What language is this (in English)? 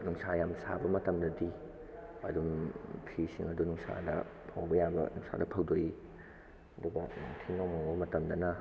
Manipuri